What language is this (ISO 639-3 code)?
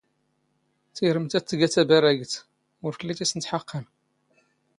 zgh